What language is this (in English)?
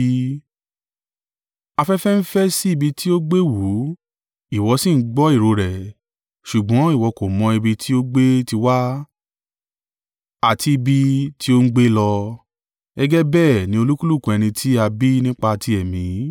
Yoruba